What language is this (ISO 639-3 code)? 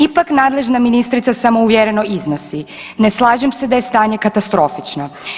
hrv